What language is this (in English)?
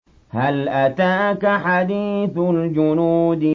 Arabic